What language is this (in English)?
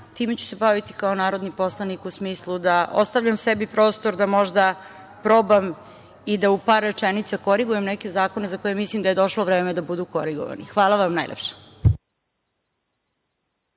Serbian